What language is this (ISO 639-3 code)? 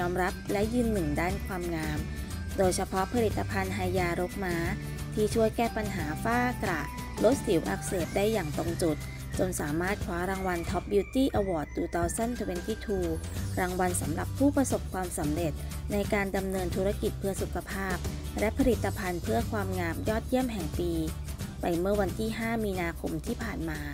tha